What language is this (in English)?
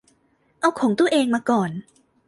Thai